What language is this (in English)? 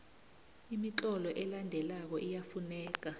South Ndebele